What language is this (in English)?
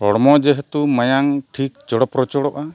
Santali